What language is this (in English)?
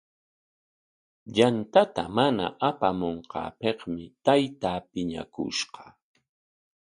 Corongo Ancash Quechua